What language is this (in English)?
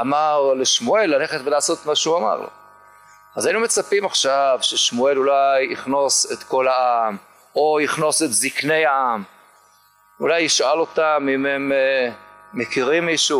Hebrew